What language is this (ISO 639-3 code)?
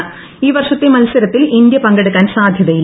mal